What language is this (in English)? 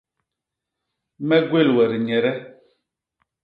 Basaa